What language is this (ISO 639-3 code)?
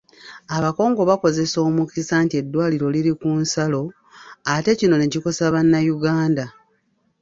lug